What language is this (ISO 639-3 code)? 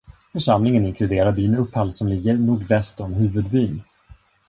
swe